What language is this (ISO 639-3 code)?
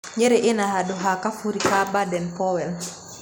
kik